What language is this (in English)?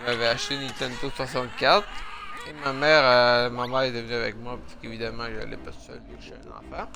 French